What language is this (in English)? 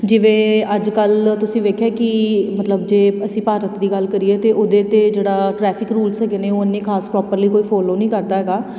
Punjabi